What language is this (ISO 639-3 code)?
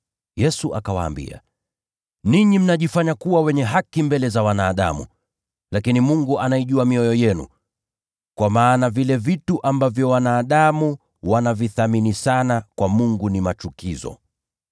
swa